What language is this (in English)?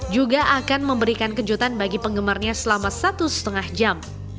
Indonesian